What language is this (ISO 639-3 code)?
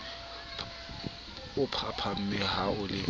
sot